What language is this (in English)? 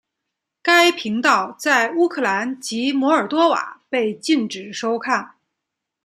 Chinese